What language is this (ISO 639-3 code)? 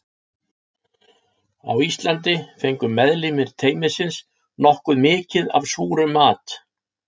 isl